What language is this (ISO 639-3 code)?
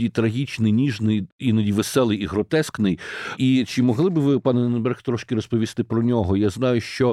ukr